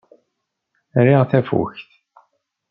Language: Kabyle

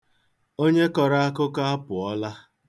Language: Igbo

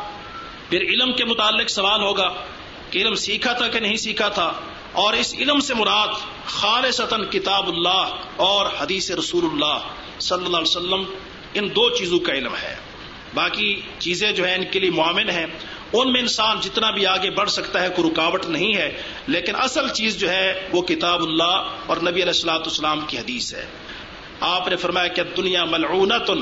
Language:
Urdu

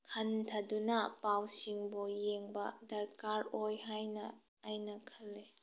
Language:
Manipuri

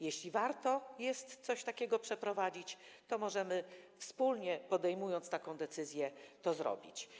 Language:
Polish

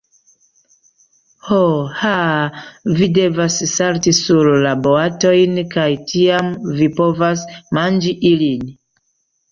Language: Esperanto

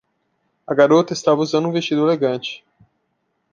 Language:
Portuguese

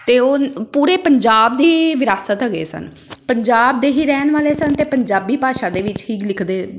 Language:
Punjabi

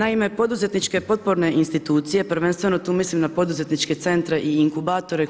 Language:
Croatian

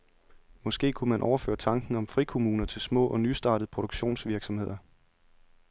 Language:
Danish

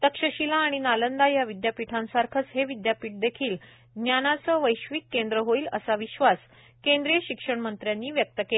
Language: Marathi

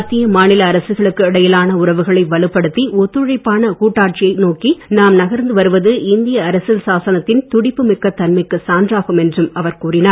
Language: Tamil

